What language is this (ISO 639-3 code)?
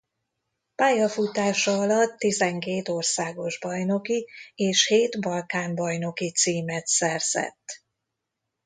hun